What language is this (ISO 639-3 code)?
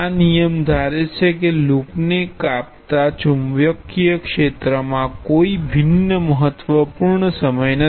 guj